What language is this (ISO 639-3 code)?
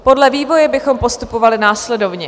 ces